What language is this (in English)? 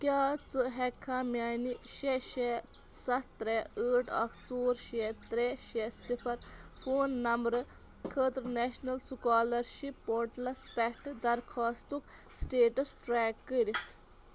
Kashmiri